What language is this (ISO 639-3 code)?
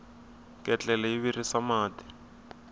tso